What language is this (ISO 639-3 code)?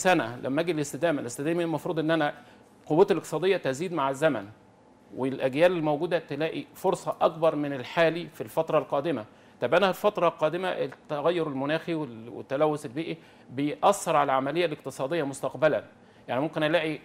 ara